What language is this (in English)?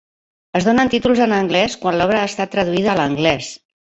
Catalan